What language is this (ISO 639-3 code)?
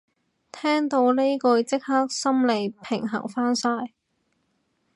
yue